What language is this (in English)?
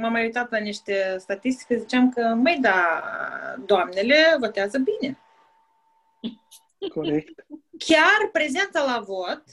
Romanian